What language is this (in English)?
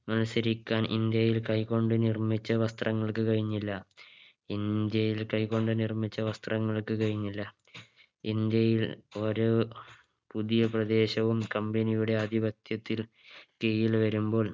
Malayalam